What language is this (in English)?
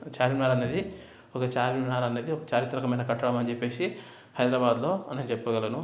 Telugu